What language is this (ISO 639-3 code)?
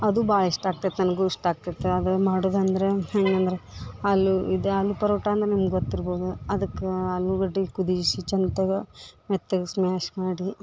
kan